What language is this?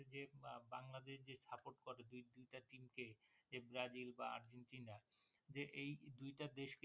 Bangla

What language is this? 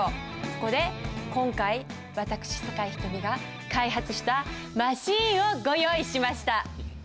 Japanese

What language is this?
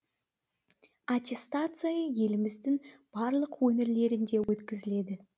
Kazakh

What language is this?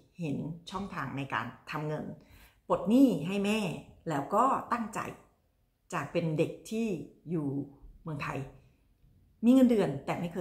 Thai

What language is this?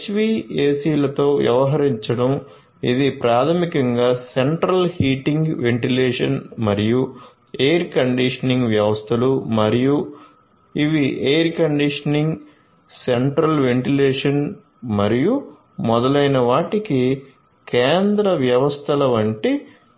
Telugu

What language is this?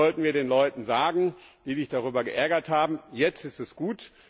German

